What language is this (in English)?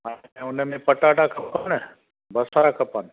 Sindhi